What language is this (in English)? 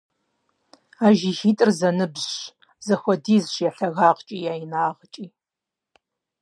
Kabardian